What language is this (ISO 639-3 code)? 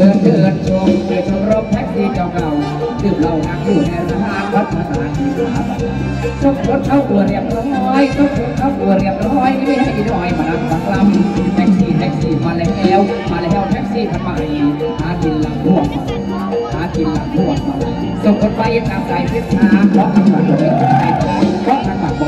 tha